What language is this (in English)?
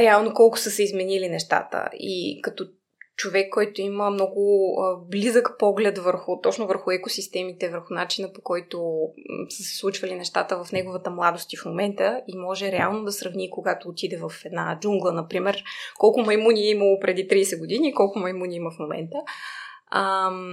Bulgarian